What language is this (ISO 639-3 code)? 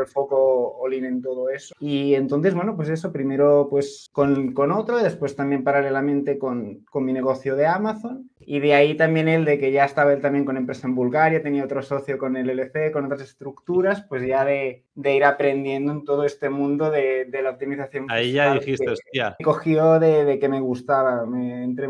spa